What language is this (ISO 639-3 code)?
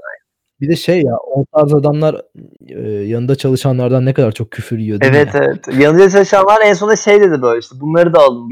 tur